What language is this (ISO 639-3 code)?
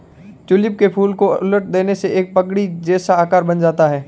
hin